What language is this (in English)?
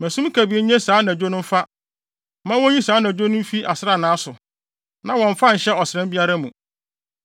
Akan